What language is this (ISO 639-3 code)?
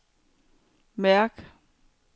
dan